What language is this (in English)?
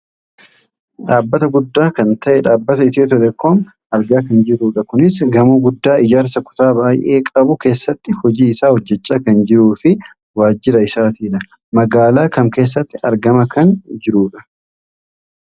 Oromo